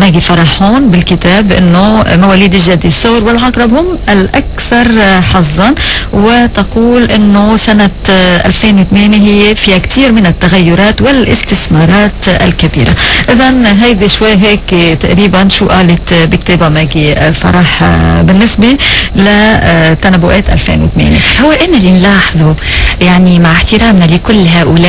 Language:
Arabic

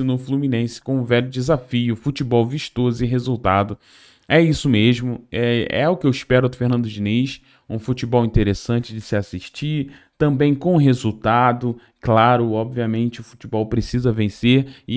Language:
Portuguese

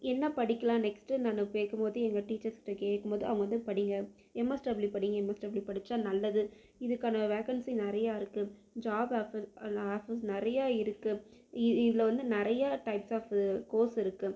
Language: Tamil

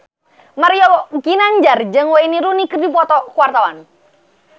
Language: Sundanese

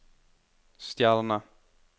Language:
Norwegian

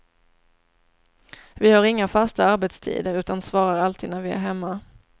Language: Swedish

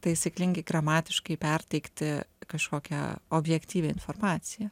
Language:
Lithuanian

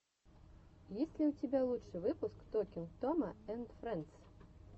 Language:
Russian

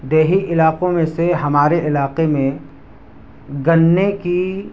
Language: Urdu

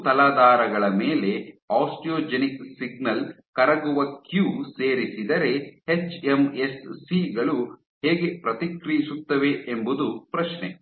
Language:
Kannada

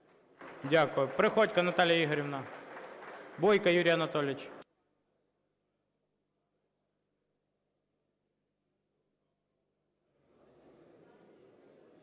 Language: Ukrainian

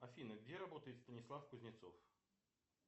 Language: Russian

